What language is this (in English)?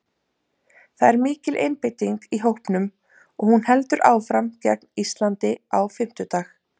Icelandic